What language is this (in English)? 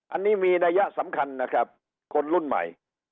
Thai